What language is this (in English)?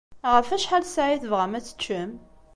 Kabyle